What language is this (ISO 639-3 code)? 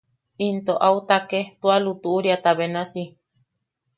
yaq